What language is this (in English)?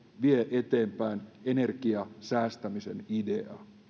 Finnish